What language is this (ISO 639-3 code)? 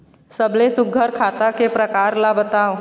hne